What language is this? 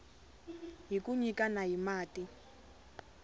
Tsonga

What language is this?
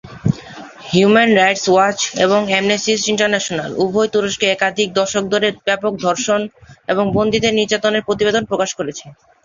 Bangla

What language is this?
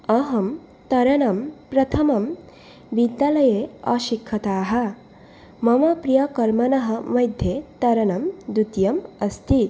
Sanskrit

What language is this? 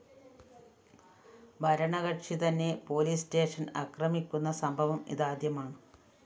Malayalam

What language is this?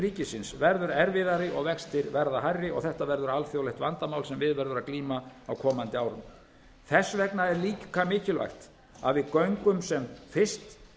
Icelandic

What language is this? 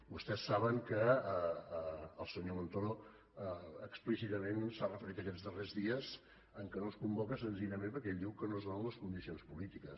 Catalan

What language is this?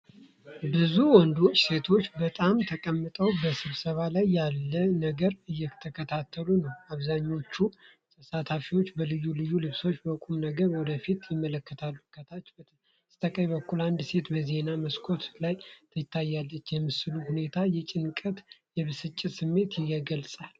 Amharic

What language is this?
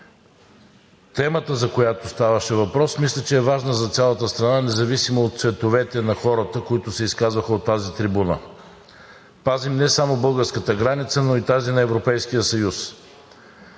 Bulgarian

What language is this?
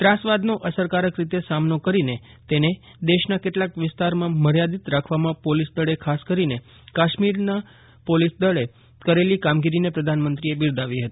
Gujarati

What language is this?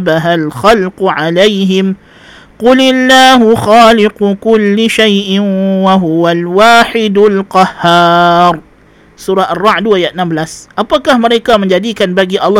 Malay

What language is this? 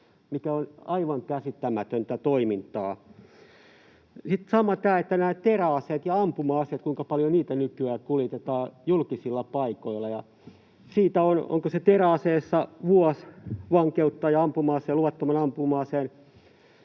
Finnish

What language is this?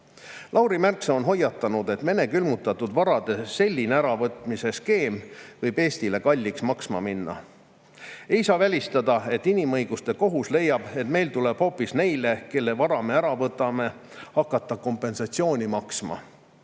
Estonian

